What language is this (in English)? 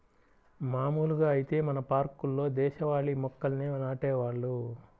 Telugu